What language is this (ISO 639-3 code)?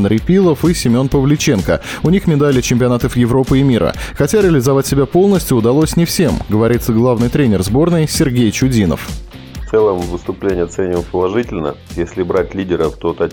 rus